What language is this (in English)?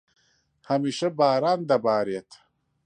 Central Kurdish